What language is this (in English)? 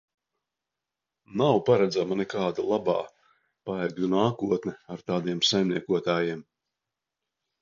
Latvian